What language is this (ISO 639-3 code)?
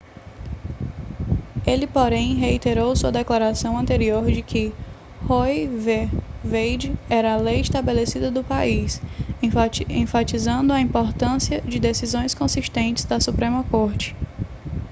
por